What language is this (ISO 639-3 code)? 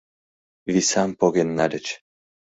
chm